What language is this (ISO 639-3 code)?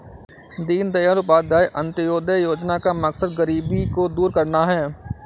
hin